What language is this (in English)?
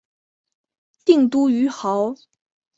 Chinese